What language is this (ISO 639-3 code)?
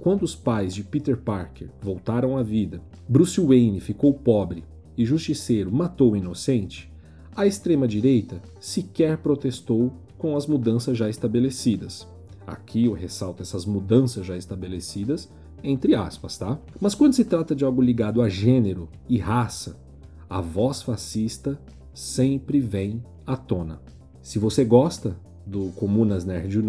por